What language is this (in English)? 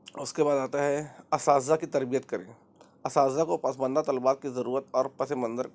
Urdu